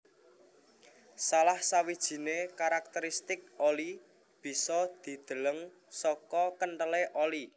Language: Javanese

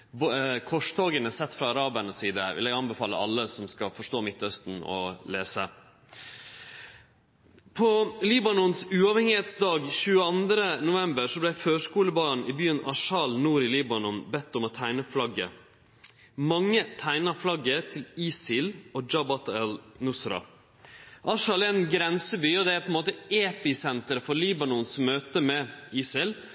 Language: Norwegian Nynorsk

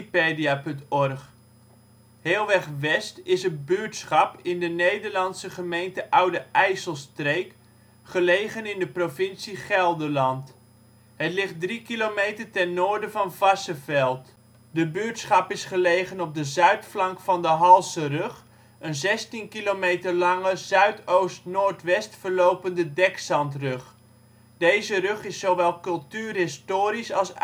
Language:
Dutch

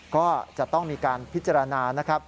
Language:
Thai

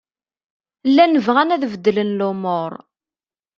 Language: Kabyle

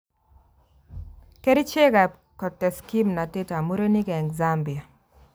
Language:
Kalenjin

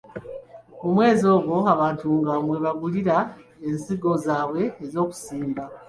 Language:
Ganda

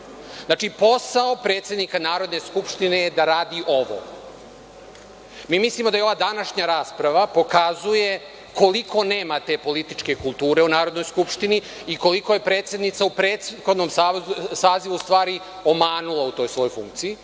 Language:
Serbian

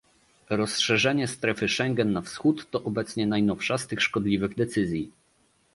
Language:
Polish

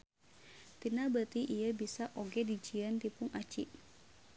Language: Sundanese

